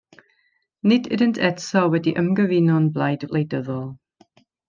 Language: Welsh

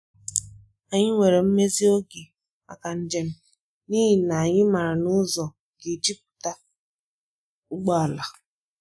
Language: Igbo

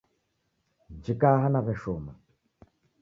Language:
Taita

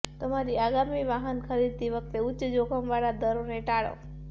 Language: Gujarati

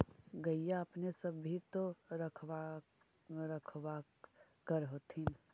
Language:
Magahi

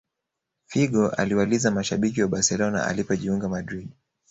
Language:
Swahili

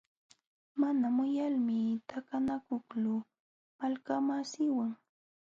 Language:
Jauja Wanca Quechua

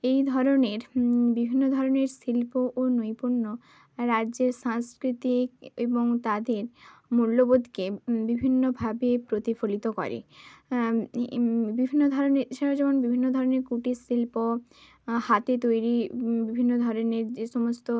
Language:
Bangla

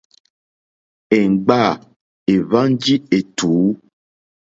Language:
Mokpwe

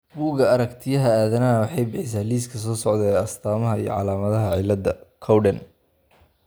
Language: Somali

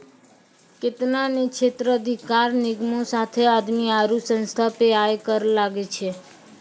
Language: Maithili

